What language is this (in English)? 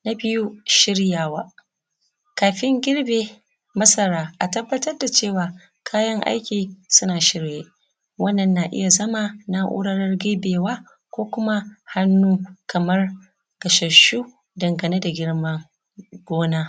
Hausa